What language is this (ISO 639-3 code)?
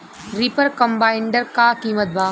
bho